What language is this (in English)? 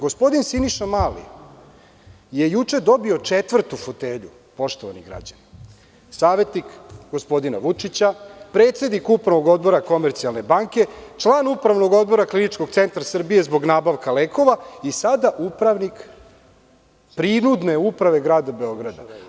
Serbian